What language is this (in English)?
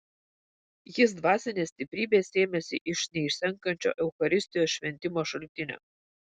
Lithuanian